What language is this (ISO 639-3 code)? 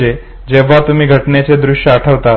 mar